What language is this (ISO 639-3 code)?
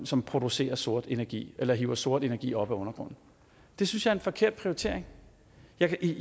dan